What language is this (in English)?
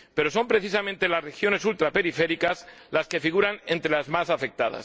Spanish